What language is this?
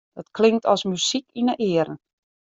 Western Frisian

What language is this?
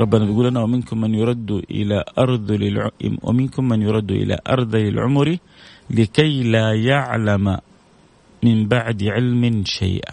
Arabic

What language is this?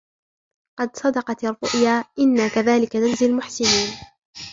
Arabic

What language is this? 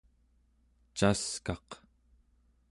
Central Yupik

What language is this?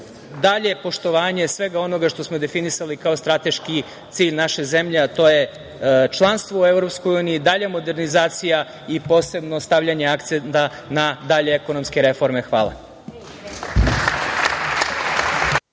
Serbian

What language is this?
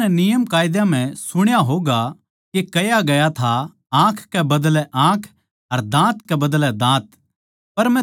Haryanvi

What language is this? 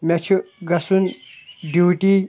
Kashmiri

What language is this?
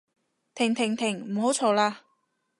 Cantonese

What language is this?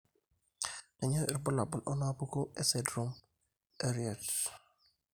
Masai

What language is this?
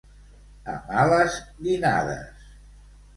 Catalan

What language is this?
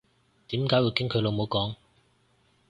Cantonese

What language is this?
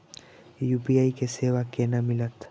Maithili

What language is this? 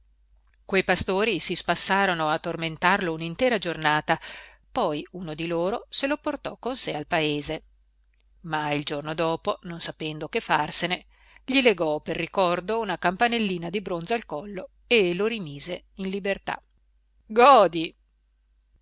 Italian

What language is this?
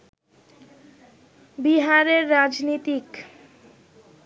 Bangla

